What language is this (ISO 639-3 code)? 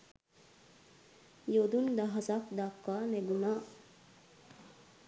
sin